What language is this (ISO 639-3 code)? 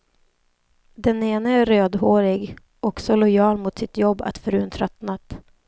swe